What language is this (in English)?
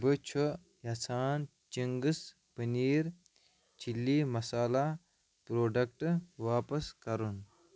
Kashmiri